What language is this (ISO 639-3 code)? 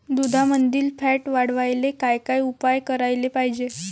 mar